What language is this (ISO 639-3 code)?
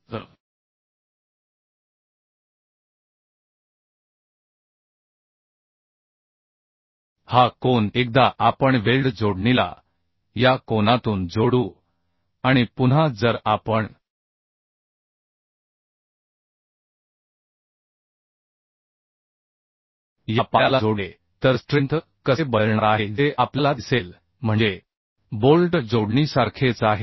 mar